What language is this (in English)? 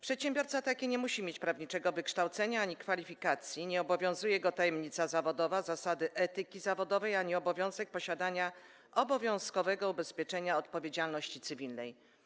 Polish